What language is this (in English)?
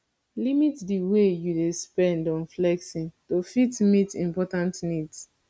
Nigerian Pidgin